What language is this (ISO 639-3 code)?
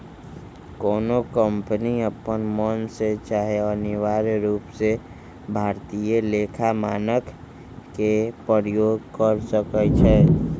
mag